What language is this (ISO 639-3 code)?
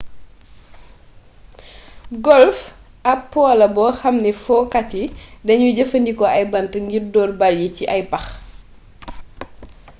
wol